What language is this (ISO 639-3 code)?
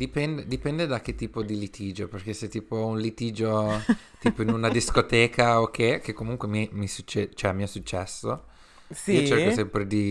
ita